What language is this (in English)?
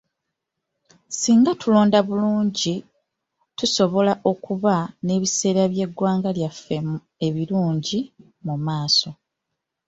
Ganda